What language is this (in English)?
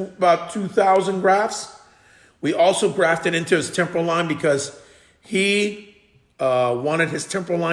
English